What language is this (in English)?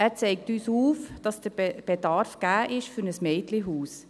Swiss German